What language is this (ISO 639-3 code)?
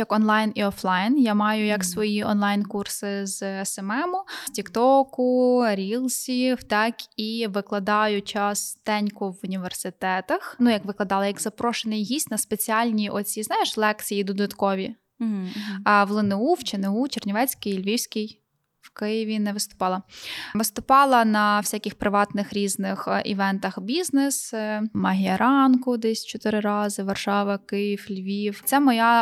ukr